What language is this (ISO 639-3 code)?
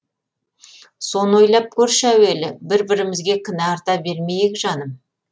kaz